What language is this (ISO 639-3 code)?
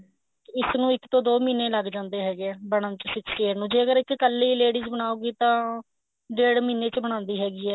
pan